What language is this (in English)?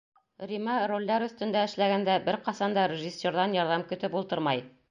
Bashkir